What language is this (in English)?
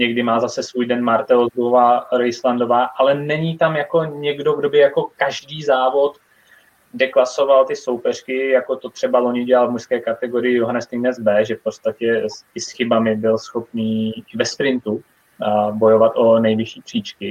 Czech